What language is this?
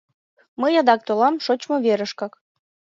Mari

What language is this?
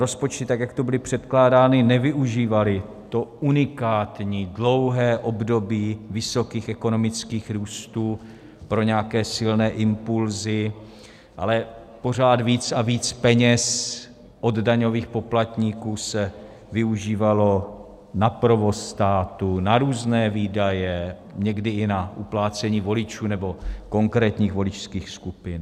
Czech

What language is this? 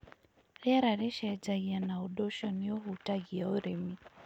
Kikuyu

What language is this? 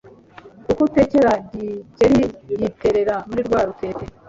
Kinyarwanda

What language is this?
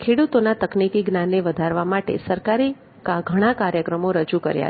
Gujarati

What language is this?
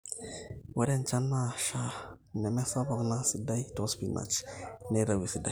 Masai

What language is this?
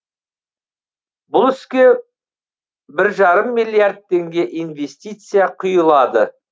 Kazakh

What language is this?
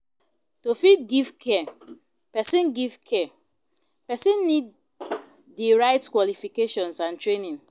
Nigerian Pidgin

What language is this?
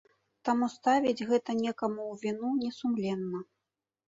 Belarusian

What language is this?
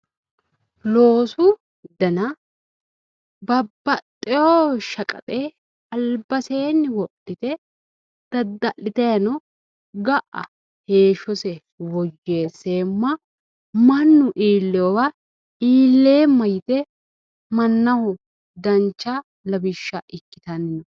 Sidamo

